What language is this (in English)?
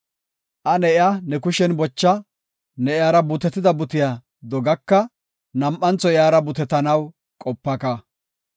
Gofa